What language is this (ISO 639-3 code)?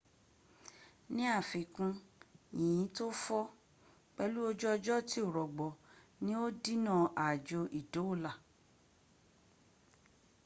yor